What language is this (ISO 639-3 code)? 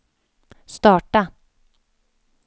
swe